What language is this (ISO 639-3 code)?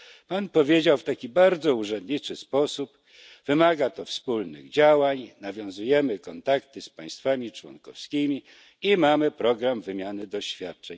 pol